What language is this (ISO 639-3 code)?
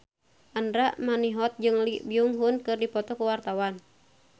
sun